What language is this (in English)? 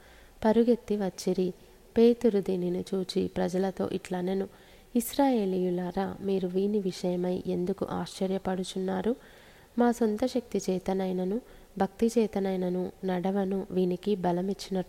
Telugu